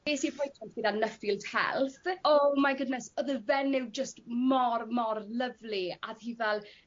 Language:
Welsh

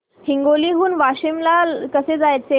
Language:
Marathi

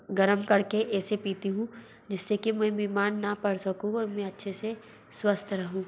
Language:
Hindi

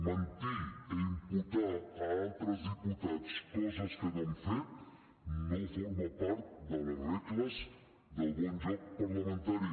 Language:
Catalan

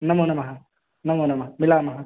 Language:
Sanskrit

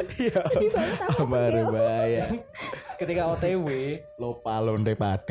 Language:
Indonesian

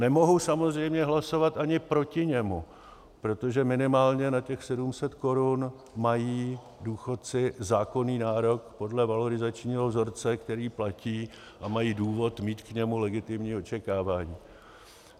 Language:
Czech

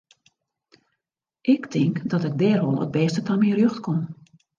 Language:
Western Frisian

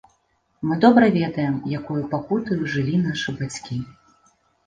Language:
Belarusian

